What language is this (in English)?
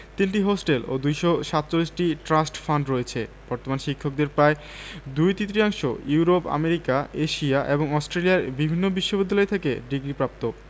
Bangla